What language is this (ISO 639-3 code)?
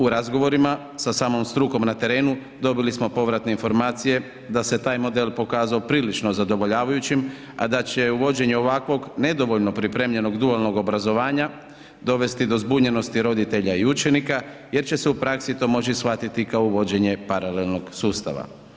hrv